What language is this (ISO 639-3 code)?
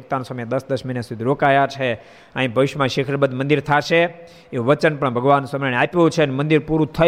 guj